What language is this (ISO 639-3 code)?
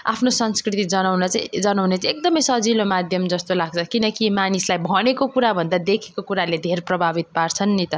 nep